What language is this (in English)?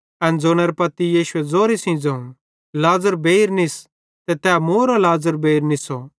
Bhadrawahi